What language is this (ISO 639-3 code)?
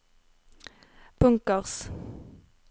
nor